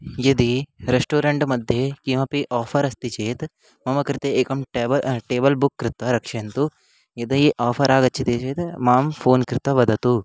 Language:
Sanskrit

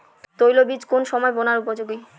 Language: Bangla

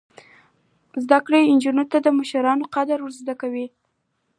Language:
Pashto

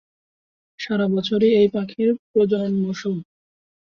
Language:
Bangla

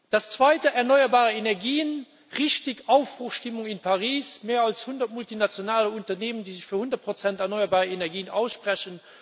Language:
German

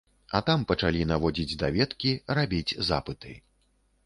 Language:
Belarusian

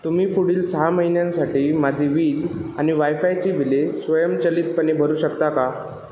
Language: Marathi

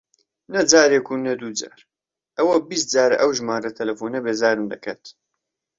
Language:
Central Kurdish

